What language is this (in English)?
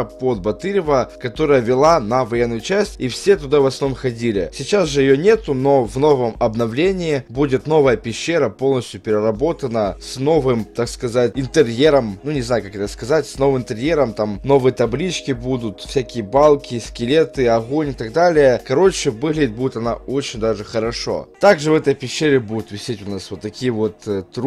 Russian